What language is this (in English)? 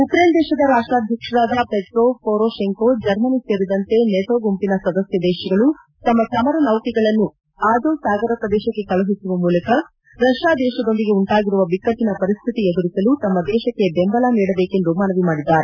Kannada